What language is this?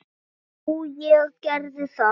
Icelandic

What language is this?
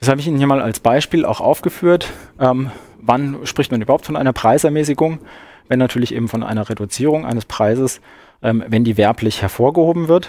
German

